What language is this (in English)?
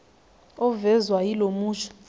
Zulu